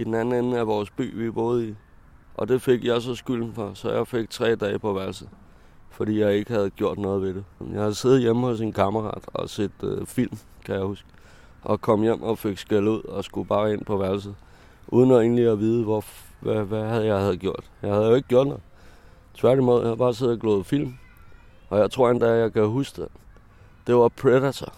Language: Danish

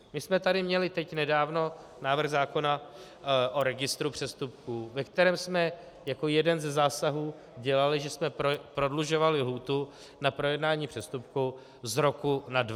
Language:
Czech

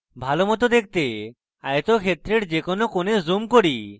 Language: Bangla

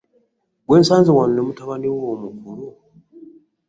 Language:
Ganda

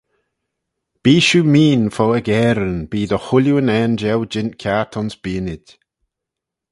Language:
Manx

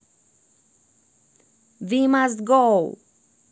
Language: Russian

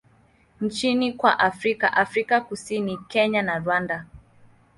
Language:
Swahili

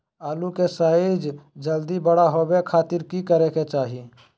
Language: Magahi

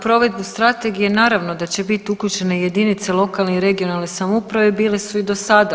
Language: Croatian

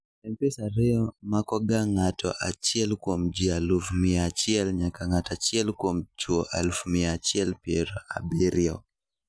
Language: Luo (Kenya and Tanzania)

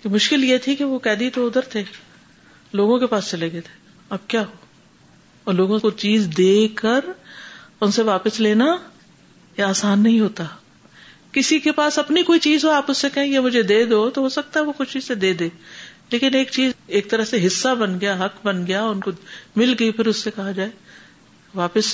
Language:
Urdu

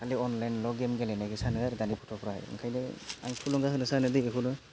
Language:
Bodo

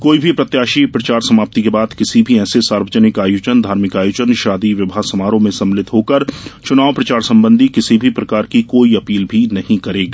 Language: Hindi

